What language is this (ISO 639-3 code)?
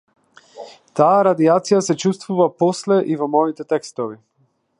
mkd